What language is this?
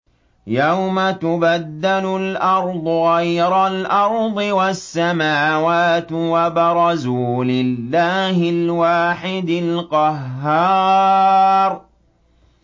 Arabic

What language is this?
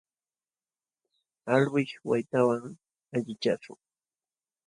Jauja Wanca Quechua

